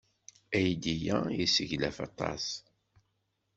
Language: Kabyle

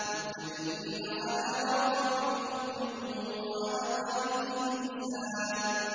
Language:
Arabic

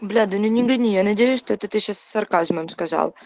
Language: Russian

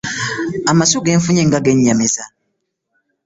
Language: Ganda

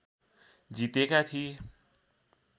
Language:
Nepali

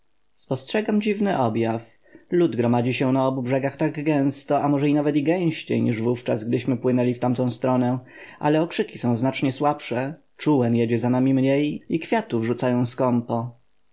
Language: Polish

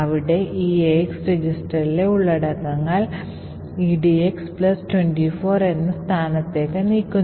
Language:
Malayalam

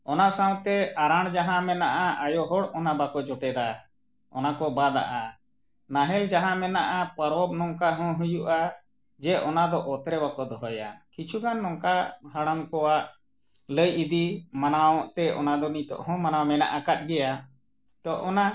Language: Santali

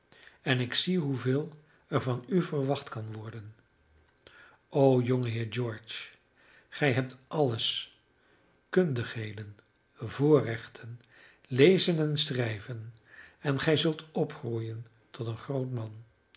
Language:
Dutch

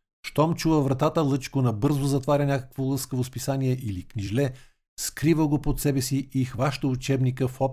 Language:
Bulgarian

